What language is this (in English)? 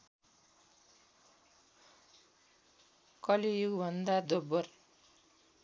Nepali